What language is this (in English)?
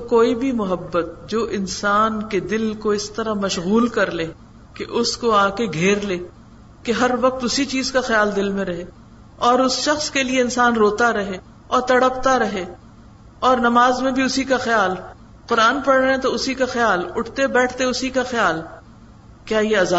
Urdu